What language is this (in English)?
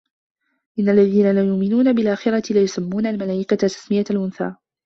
Arabic